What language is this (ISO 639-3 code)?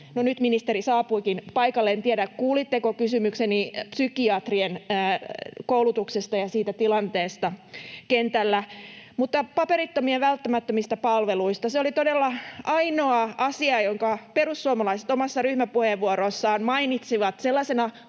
fin